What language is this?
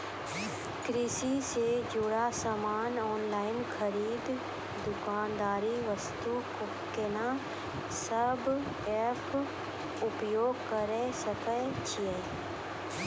Maithili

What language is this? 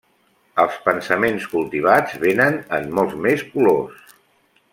Catalan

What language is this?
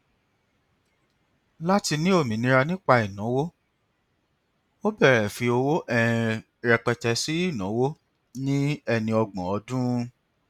Yoruba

